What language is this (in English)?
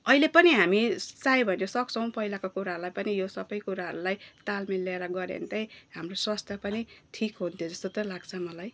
Nepali